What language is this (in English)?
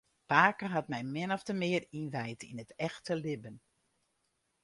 Western Frisian